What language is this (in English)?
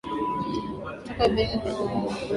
Swahili